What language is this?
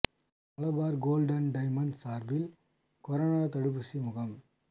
Tamil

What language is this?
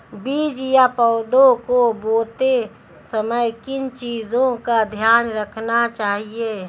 Hindi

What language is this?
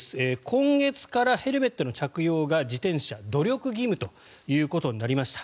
Japanese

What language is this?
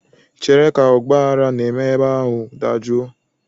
Igbo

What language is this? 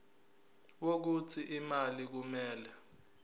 Zulu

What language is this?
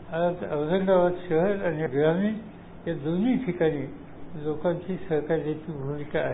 Marathi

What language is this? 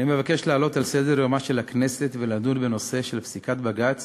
Hebrew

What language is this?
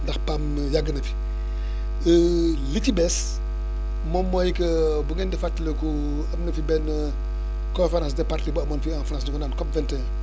Wolof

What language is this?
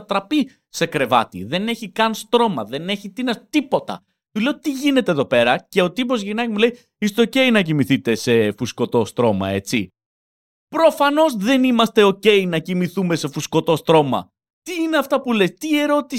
Greek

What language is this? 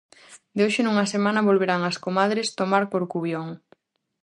Galician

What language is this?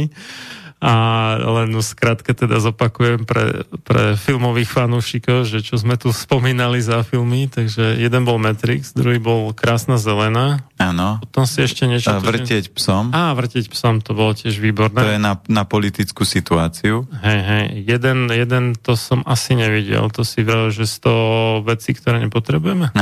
Slovak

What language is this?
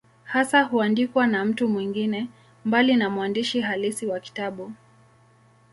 Swahili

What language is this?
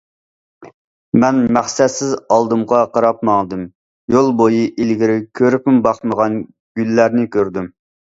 Uyghur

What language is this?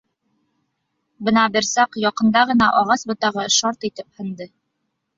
Bashkir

